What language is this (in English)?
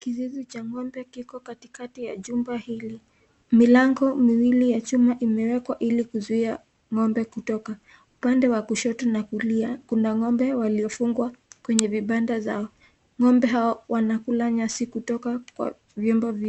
Swahili